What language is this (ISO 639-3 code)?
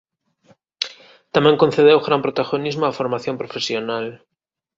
glg